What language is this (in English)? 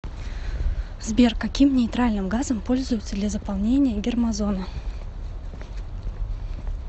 Russian